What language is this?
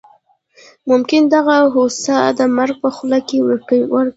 Pashto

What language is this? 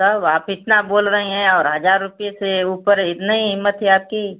Hindi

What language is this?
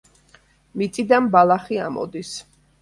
Georgian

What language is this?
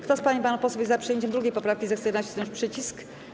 Polish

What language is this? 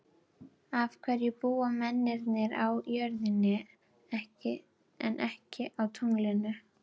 Icelandic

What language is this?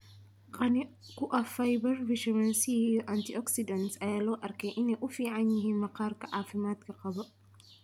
Somali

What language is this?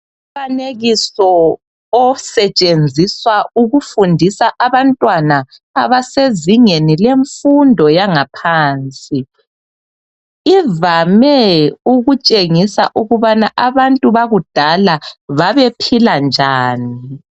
North Ndebele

